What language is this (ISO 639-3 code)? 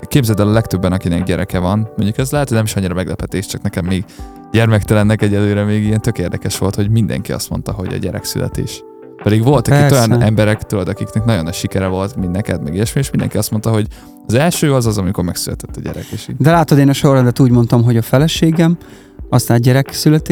hun